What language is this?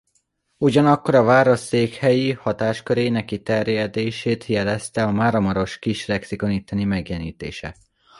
Hungarian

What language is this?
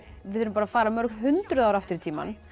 Icelandic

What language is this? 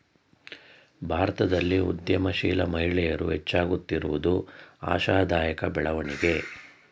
Kannada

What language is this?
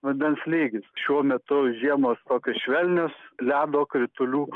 Lithuanian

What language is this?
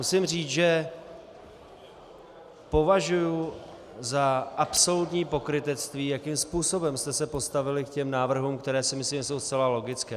Czech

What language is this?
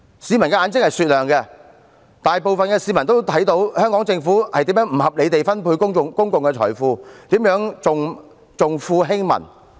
Cantonese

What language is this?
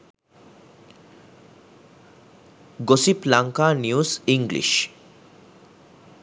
Sinhala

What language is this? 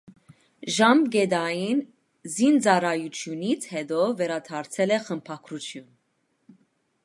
Armenian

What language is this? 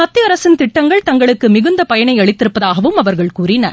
Tamil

